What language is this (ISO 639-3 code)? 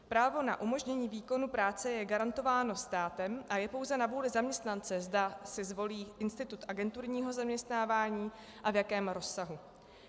ces